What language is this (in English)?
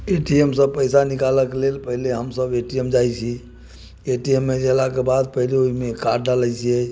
Maithili